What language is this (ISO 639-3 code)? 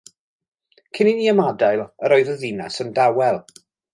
cym